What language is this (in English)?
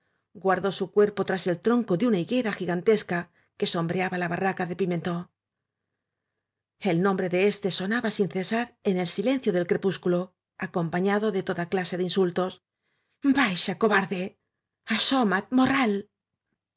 Spanish